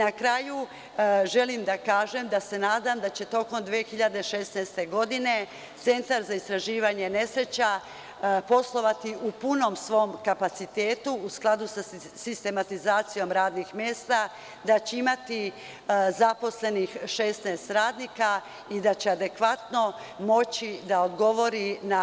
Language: Serbian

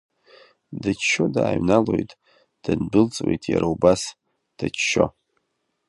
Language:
Abkhazian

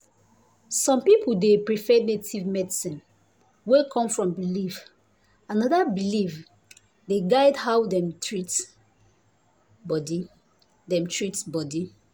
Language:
Nigerian Pidgin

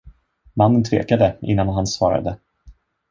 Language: Swedish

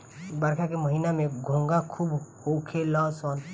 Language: Bhojpuri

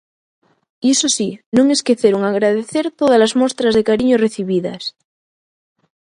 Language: Galician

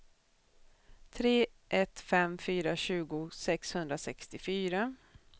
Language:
Swedish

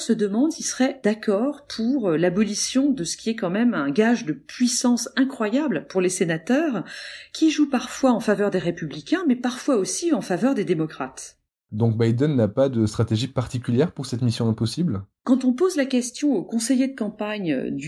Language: French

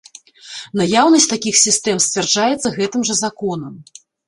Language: Belarusian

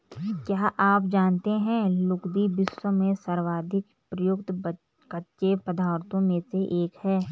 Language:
Hindi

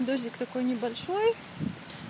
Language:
Russian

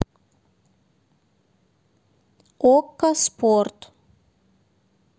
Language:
Russian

